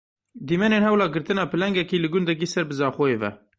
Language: Kurdish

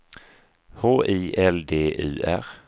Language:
Swedish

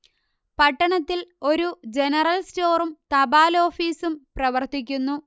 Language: Malayalam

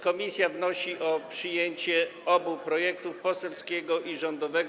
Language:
Polish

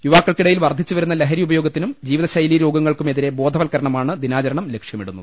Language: Malayalam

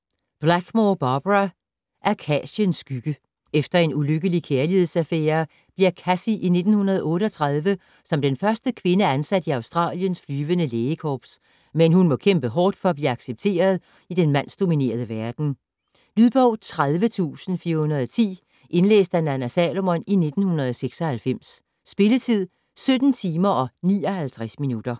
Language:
Danish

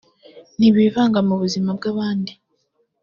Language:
Kinyarwanda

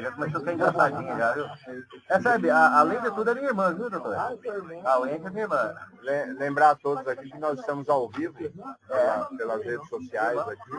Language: Portuguese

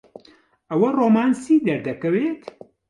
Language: Central Kurdish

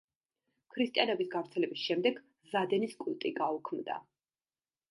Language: Georgian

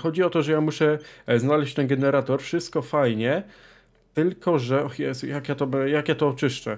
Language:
Polish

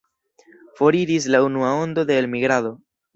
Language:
Esperanto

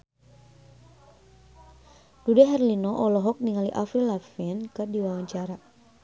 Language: Sundanese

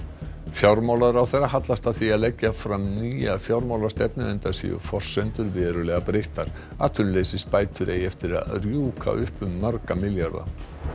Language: Icelandic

